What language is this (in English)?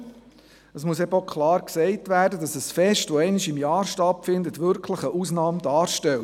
Swiss German